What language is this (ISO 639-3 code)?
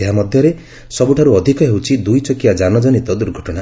ori